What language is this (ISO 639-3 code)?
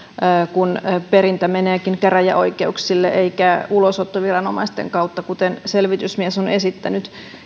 fin